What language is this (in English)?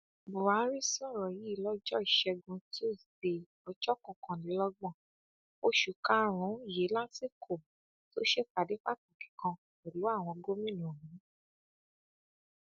Yoruba